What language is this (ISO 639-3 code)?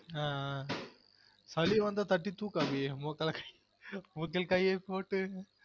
tam